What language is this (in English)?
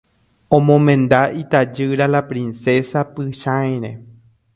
Guarani